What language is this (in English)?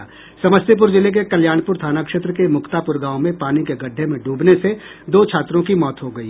Hindi